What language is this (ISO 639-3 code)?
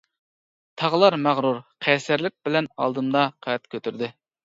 uig